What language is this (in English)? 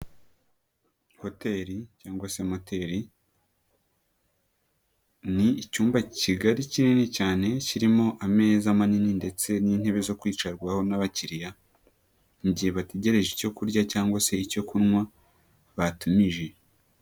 Kinyarwanda